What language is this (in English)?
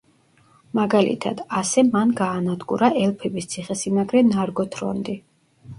Georgian